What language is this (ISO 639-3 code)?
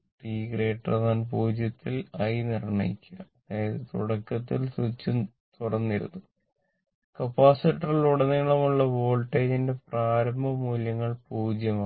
mal